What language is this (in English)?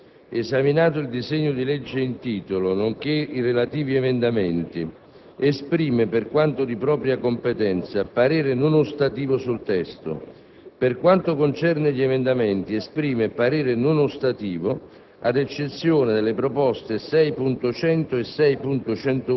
Italian